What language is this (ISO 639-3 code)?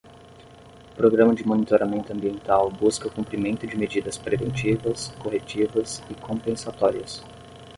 por